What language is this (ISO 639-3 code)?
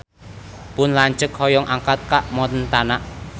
sun